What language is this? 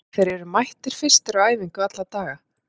Icelandic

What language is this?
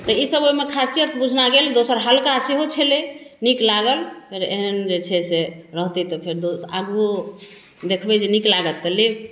Maithili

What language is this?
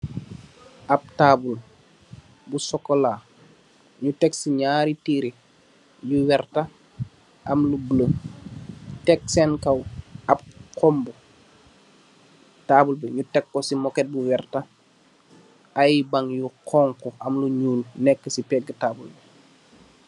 Wolof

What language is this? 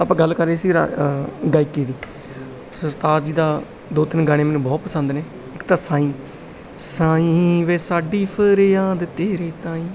Punjabi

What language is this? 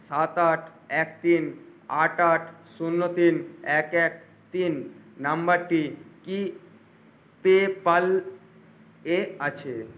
Bangla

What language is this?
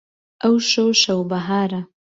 Central Kurdish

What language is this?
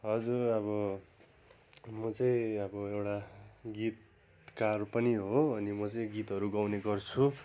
Nepali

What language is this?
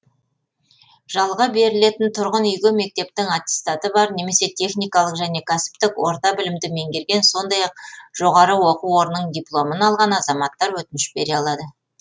Kazakh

